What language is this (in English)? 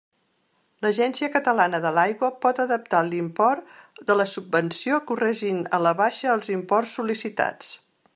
Catalan